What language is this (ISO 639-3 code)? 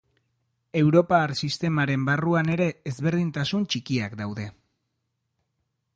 eus